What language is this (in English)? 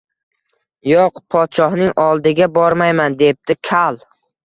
Uzbek